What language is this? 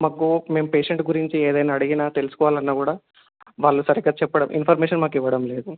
Telugu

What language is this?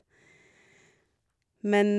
Norwegian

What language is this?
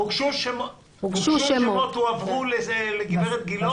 Hebrew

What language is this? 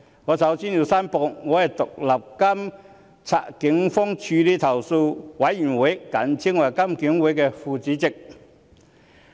Cantonese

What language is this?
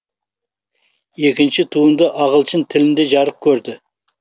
Kazakh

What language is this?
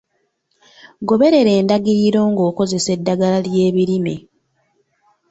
Ganda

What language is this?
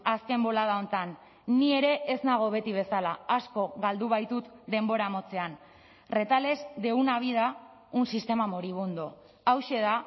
Basque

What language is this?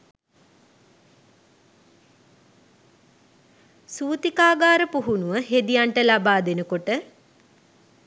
Sinhala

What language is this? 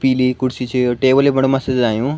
Garhwali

